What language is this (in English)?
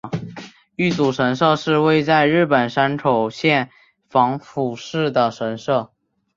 Chinese